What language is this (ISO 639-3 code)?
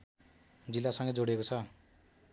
nep